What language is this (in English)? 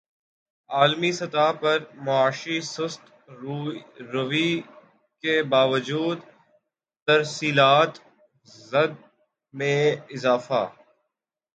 Urdu